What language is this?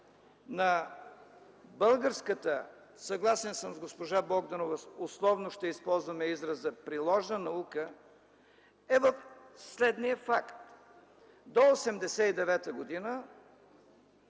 Bulgarian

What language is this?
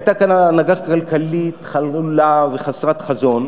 Hebrew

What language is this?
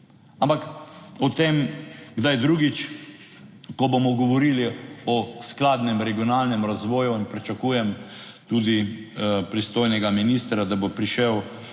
Slovenian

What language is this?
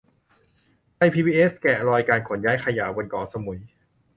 Thai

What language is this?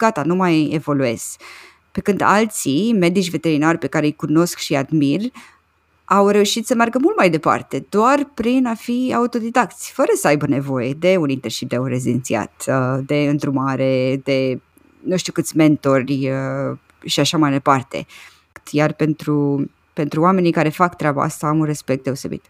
Romanian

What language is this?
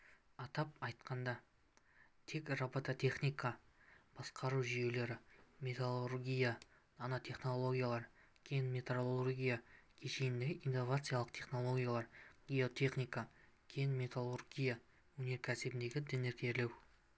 Kazakh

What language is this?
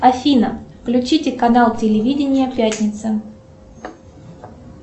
Russian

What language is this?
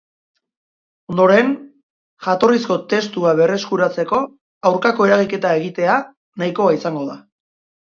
Basque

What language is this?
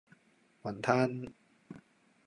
Cantonese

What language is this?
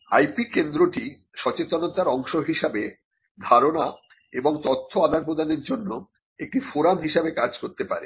Bangla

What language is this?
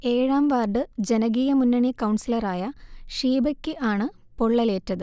Malayalam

